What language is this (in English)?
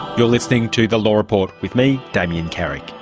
English